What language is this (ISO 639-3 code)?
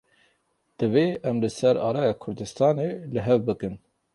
kur